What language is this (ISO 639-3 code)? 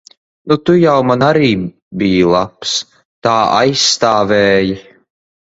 lav